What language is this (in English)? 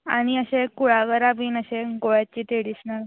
Konkani